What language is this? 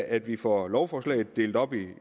Danish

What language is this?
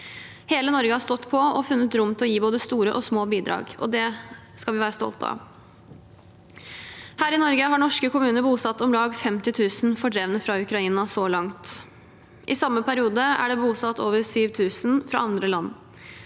Norwegian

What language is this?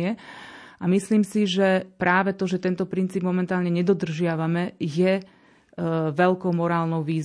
Slovak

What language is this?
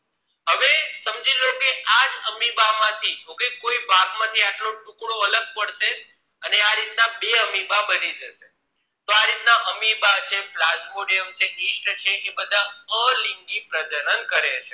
Gujarati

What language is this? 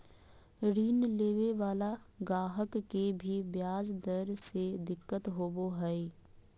Magahi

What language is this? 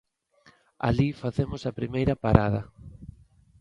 Galician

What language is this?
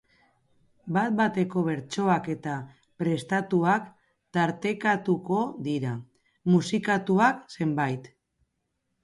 Basque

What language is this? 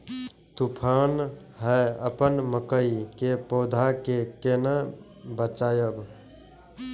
Maithili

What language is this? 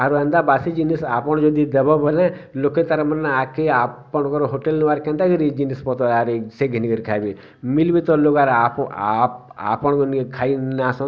Odia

